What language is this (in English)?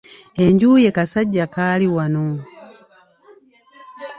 Ganda